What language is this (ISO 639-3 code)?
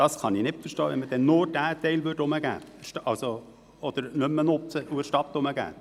gsw